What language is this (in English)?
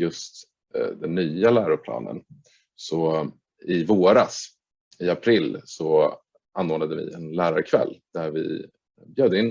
Swedish